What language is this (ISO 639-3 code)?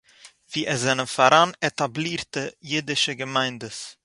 yid